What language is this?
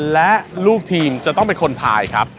Thai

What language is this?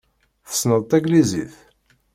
Kabyle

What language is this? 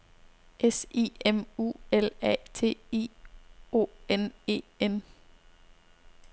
Danish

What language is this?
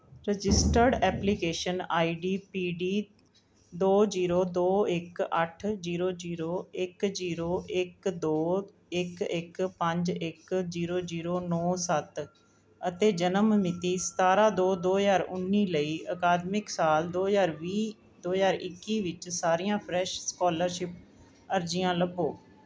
Punjabi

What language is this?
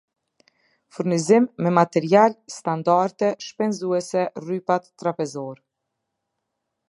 Albanian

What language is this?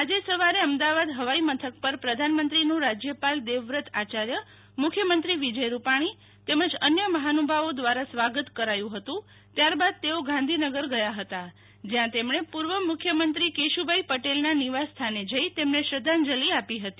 Gujarati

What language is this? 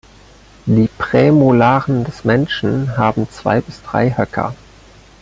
German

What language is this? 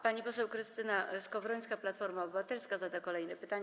Polish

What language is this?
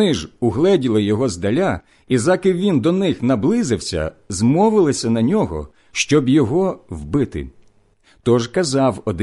Ukrainian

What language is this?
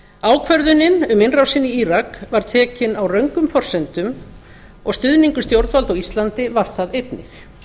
Icelandic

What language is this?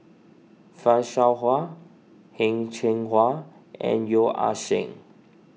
English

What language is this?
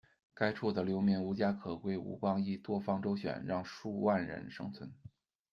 Chinese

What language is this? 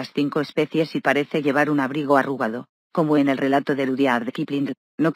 Spanish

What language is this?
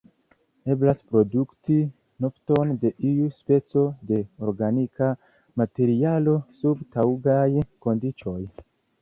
Esperanto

